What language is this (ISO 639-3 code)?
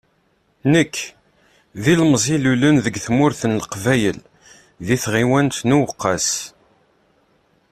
kab